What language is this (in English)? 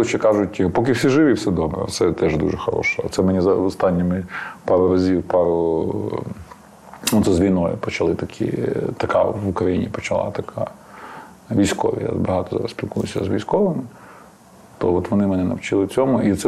Ukrainian